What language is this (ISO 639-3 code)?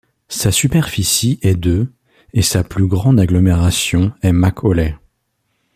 fra